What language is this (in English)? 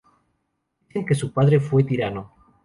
Spanish